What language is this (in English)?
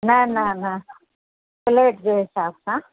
Sindhi